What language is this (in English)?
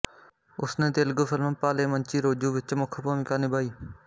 Punjabi